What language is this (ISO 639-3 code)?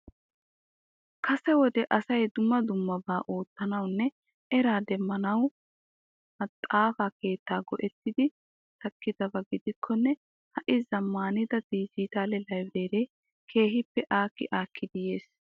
wal